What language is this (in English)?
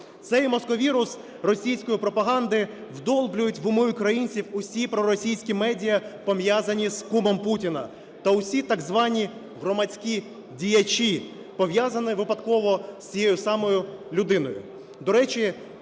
Ukrainian